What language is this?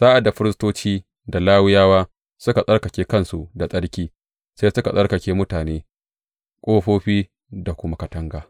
Hausa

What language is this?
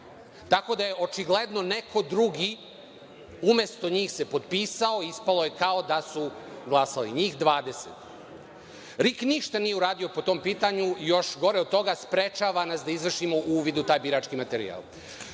Serbian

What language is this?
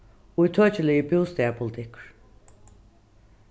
Faroese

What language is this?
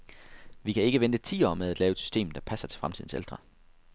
Danish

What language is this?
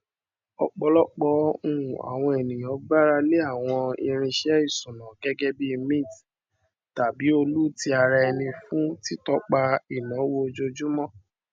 Yoruba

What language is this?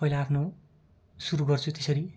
Nepali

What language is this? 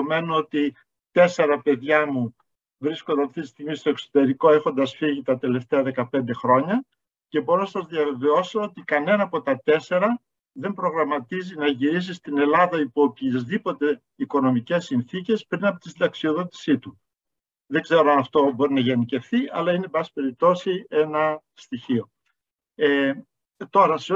Greek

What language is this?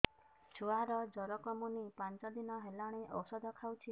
Odia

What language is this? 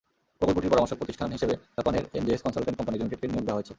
Bangla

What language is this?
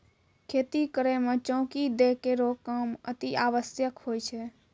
Maithili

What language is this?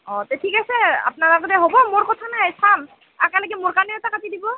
Assamese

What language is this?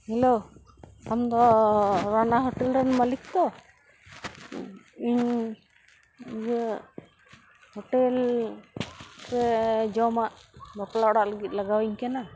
Santali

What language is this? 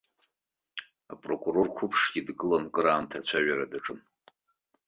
Abkhazian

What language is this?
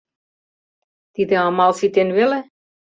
Mari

